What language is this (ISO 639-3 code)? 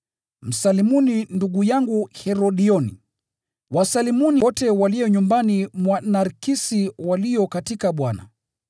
swa